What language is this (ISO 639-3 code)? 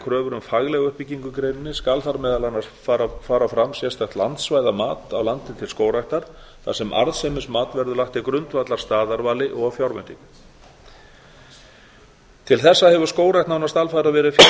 isl